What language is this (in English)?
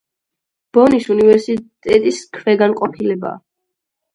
Georgian